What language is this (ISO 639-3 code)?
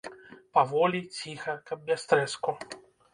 bel